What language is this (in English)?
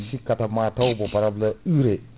Fula